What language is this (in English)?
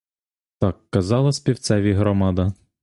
Ukrainian